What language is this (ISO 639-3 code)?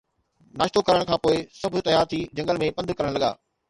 snd